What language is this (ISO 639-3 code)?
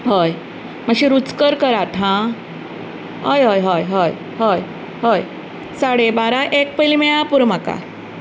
kok